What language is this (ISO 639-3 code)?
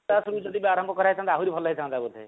ori